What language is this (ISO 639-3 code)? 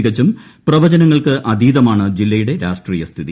mal